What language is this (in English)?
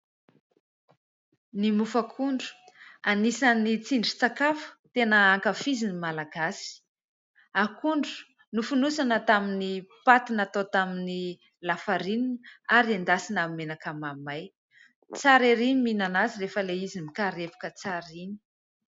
Malagasy